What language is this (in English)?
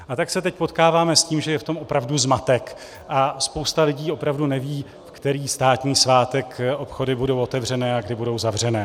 Czech